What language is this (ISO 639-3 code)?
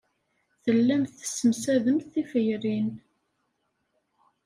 kab